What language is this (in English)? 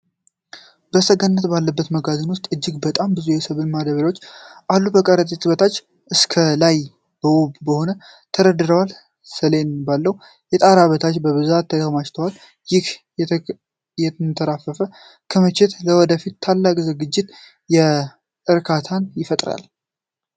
Amharic